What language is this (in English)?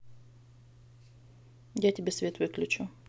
Russian